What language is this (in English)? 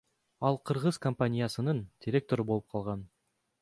Kyrgyz